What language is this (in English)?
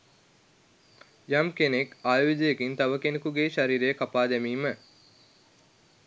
Sinhala